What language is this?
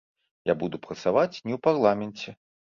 Belarusian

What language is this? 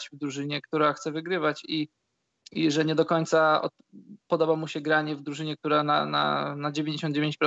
Polish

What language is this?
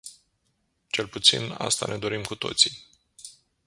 Romanian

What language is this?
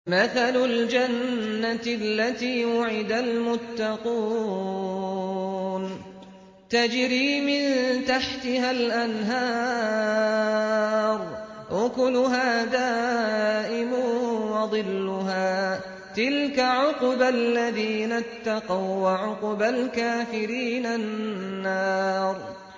Arabic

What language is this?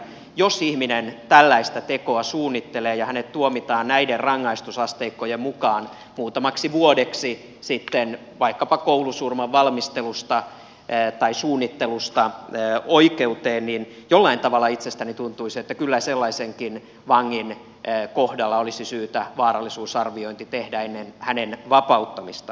Finnish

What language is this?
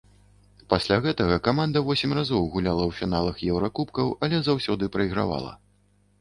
Belarusian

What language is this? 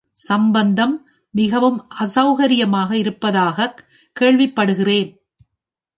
Tamil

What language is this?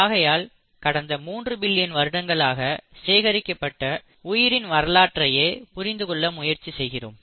Tamil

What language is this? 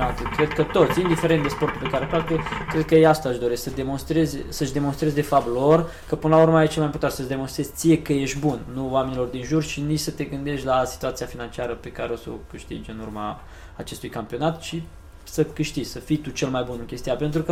Romanian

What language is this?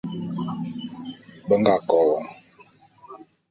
Bulu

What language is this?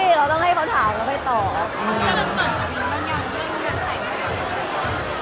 Thai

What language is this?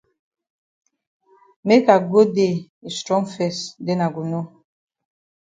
Cameroon Pidgin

